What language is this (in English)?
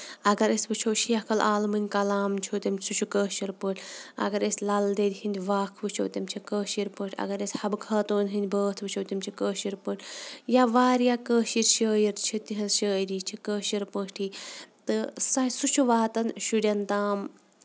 Kashmiri